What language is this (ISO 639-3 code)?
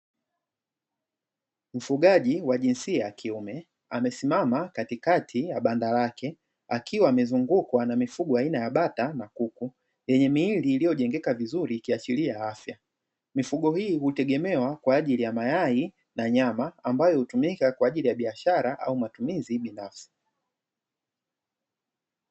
swa